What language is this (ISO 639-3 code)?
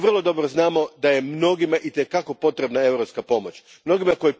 hrv